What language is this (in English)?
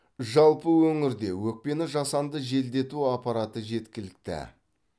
Kazakh